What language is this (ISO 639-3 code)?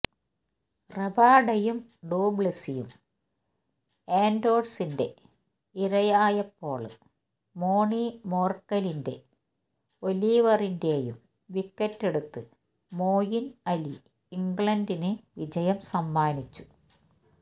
mal